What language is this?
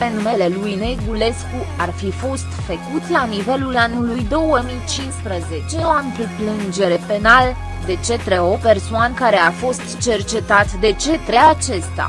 Romanian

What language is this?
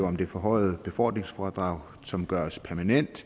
Danish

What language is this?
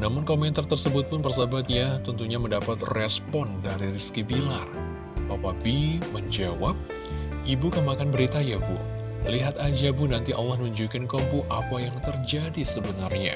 Indonesian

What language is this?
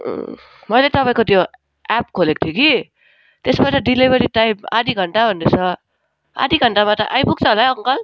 Nepali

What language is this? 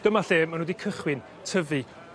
Welsh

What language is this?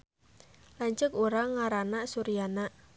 Sundanese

